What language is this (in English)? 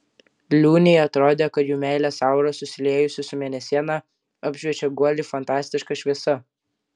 Lithuanian